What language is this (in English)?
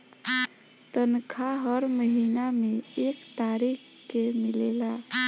Bhojpuri